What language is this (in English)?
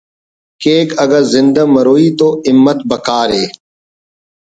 Brahui